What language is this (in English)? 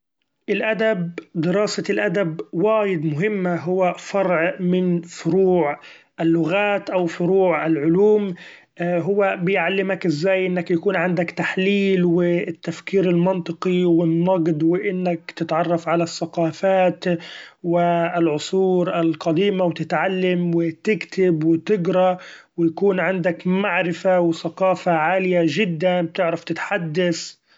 Gulf Arabic